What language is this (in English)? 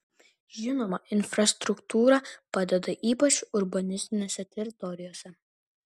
Lithuanian